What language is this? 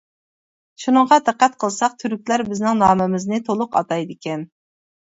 Uyghur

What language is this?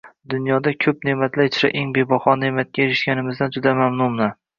Uzbek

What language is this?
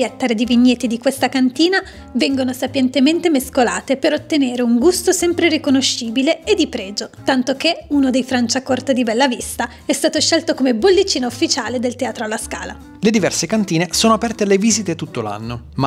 Italian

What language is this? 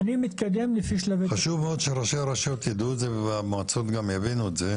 Hebrew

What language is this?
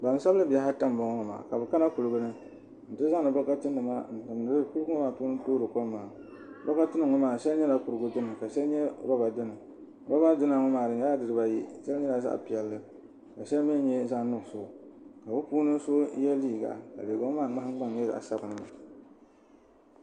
Dagbani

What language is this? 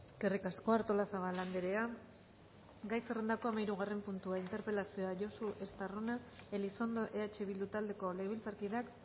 Basque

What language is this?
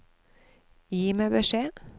Norwegian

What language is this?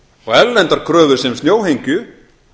Icelandic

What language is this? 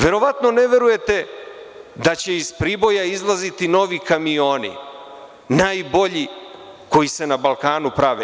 Serbian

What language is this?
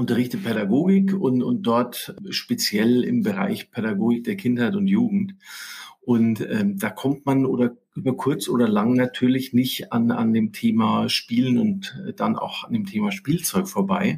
German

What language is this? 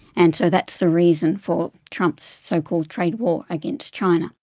English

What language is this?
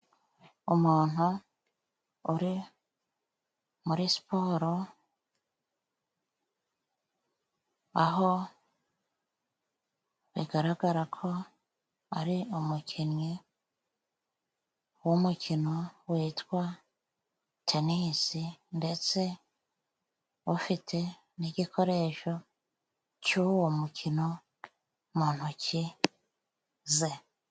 Kinyarwanda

